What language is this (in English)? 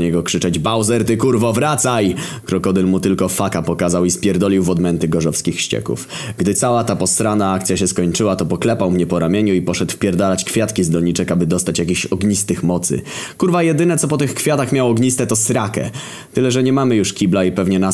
Polish